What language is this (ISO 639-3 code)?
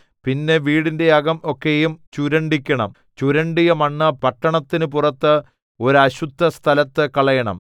mal